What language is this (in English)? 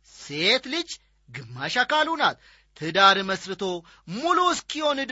Amharic